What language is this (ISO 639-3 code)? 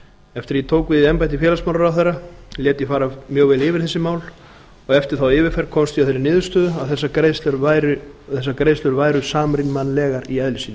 isl